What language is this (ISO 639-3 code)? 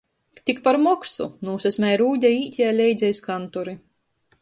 ltg